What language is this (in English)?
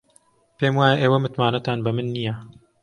Central Kurdish